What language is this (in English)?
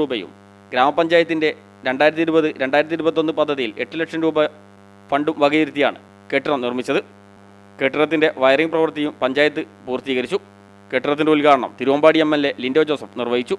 Malayalam